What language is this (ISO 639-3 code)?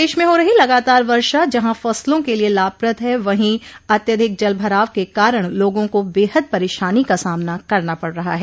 hin